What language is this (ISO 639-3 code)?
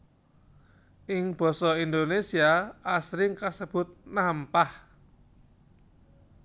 jav